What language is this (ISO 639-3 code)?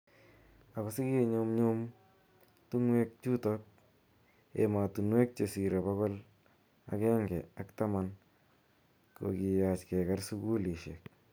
kln